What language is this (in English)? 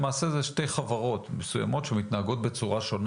Hebrew